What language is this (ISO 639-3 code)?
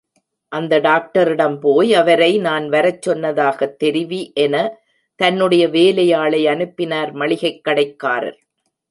tam